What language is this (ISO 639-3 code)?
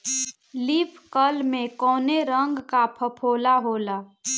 bho